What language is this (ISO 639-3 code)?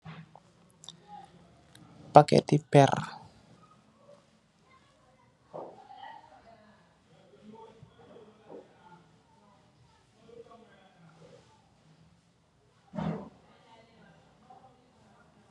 wol